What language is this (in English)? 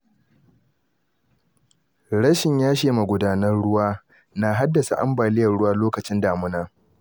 Hausa